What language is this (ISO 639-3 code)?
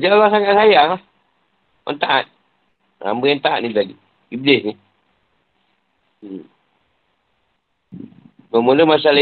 msa